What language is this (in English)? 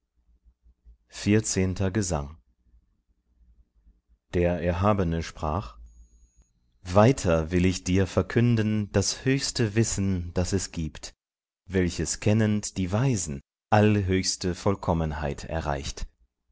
German